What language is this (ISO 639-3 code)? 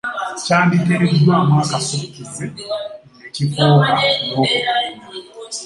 lug